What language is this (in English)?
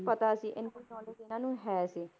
Punjabi